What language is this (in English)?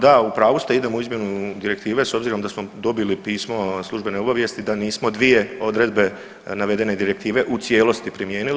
Croatian